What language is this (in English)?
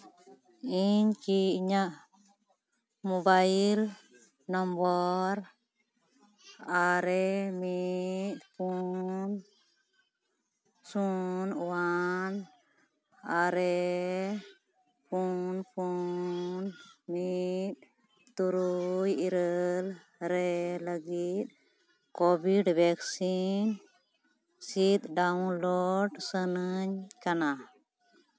Santali